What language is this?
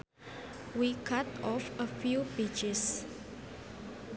Sundanese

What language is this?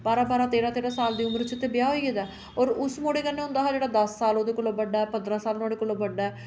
Dogri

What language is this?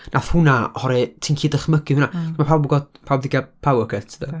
Welsh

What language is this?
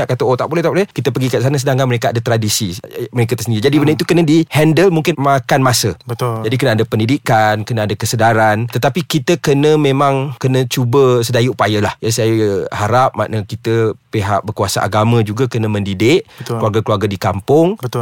Malay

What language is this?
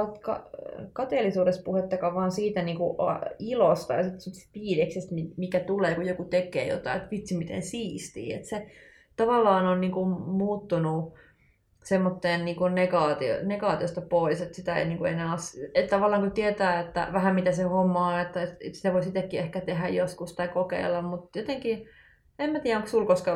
Finnish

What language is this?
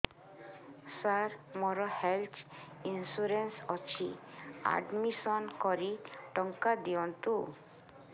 Odia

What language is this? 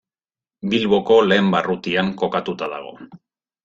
Basque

